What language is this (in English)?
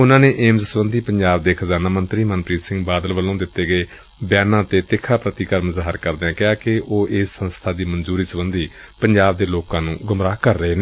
Punjabi